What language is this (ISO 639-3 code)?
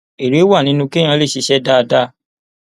yor